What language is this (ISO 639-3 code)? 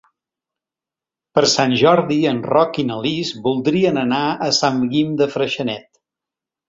cat